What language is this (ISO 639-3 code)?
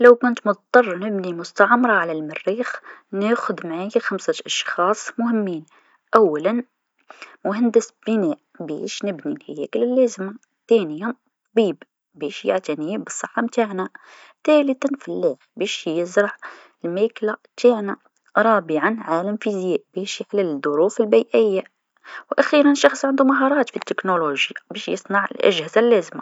aeb